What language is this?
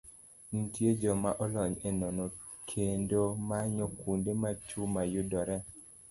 Luo (Kenya and Tanzania)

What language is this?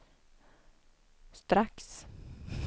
Swedish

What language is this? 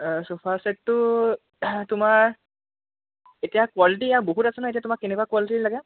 Assamese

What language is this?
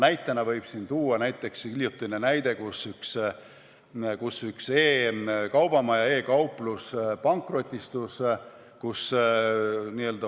Estonian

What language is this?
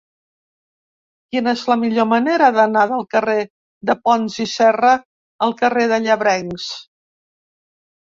Catalan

